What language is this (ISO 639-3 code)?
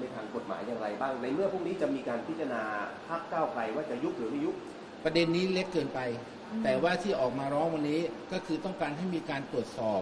tha